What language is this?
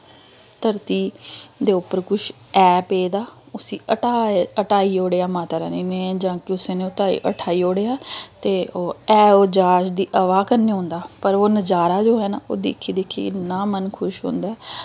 Dogri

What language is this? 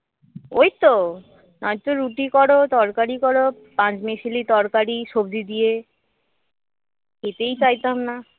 Bangla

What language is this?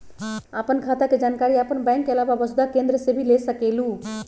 Magahi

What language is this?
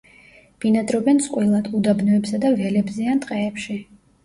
Georgian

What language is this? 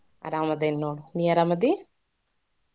Kannada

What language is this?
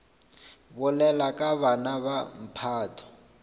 Northern Sotho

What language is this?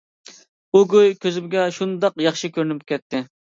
Uyghur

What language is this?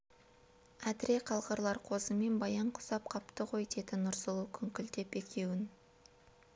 Kazakh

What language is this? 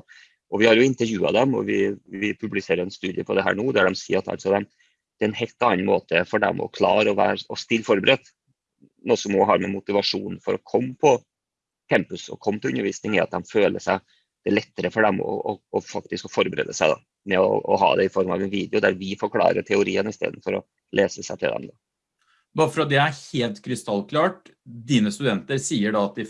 Norwegian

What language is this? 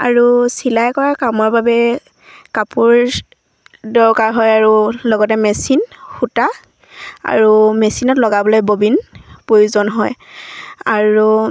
Assamese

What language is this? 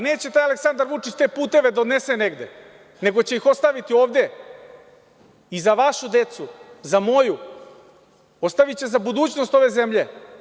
Serbian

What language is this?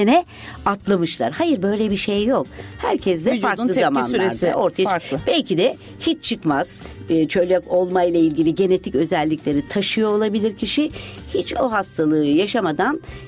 Turkish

